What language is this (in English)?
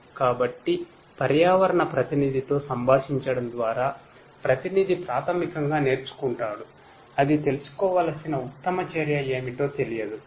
Telugu